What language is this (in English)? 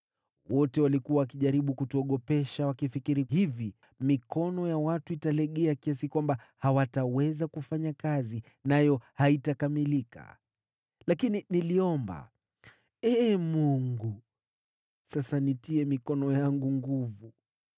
Swahili